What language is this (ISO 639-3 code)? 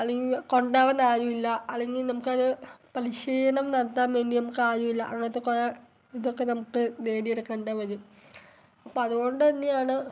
mal